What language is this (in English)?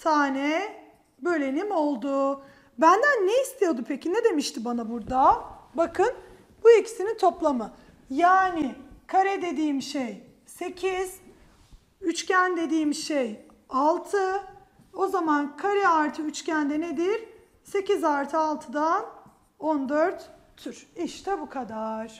Turkish